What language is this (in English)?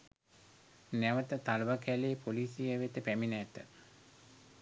Sinhala